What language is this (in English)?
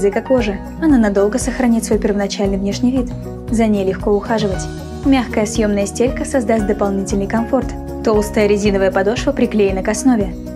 Russian